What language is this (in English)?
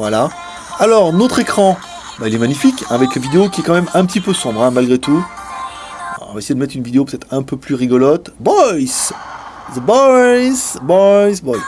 French